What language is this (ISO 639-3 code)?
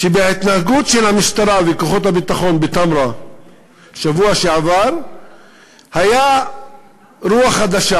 heb